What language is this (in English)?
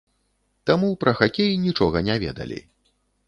Belarusian